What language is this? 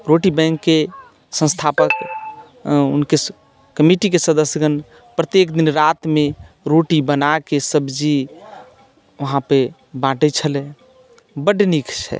Maithili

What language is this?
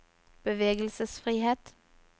Norwegian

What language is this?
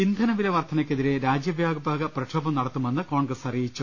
Malayalam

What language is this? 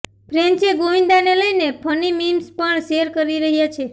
Gujarati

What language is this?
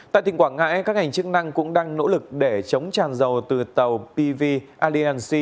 Vietnamese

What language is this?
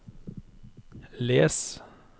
Norwegian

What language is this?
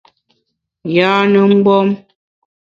Bamun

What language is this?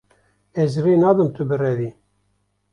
Kurdish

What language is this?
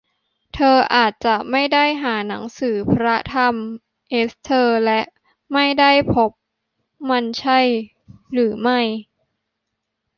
Thai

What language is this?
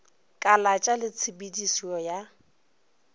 Northern Sotho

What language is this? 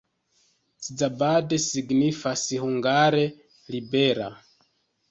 Esperanto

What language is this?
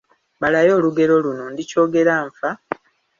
Ganda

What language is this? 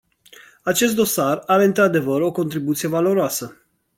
Romanian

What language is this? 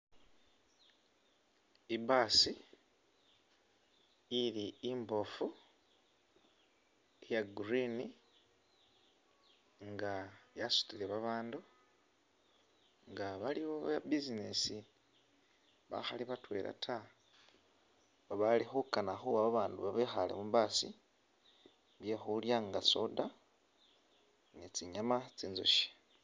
Masaaba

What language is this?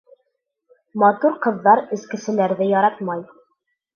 Bashkir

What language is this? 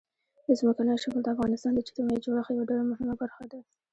Pashto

